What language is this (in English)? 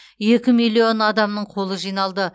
Kazakh